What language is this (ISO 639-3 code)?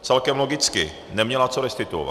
ces